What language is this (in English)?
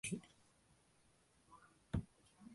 Tamil